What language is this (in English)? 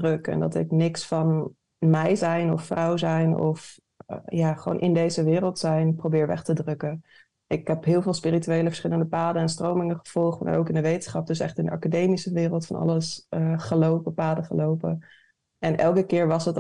Dutch